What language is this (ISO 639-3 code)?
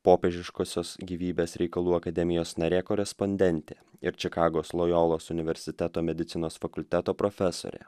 lit